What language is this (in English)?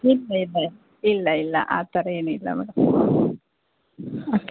Kannada